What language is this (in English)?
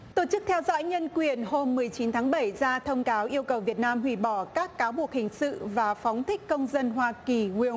Vietnamese